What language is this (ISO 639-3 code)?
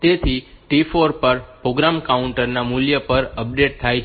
guj